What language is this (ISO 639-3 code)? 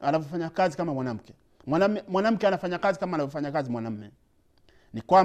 swa